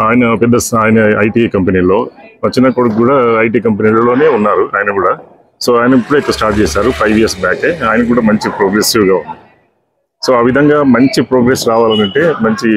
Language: Telugu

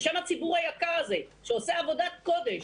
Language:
Hebrew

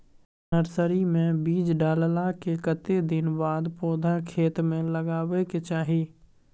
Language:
Maithili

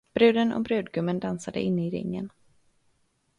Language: Swedish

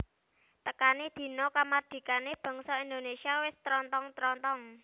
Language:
Javanese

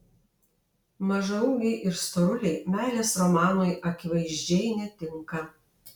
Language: Lithuanian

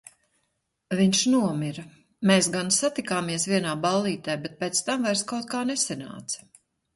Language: Latvian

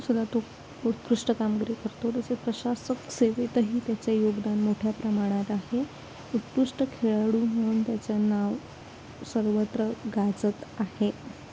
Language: Marathi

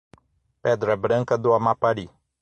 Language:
Portuguese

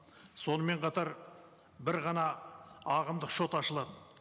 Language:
Kazakh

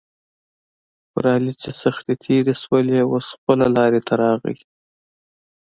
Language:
Pashto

